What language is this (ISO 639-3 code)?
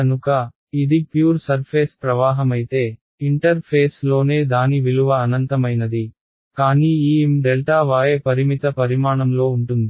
tel